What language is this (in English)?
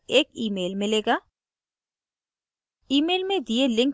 Hindi